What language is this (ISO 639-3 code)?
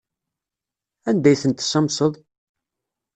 kab